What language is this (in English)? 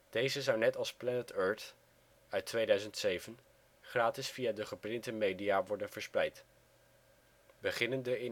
Dutch